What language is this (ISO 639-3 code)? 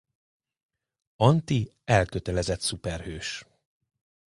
hun